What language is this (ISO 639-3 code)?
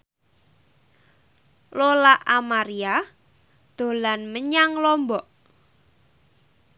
jav